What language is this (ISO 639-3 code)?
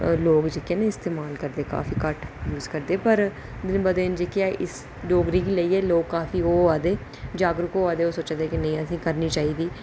doi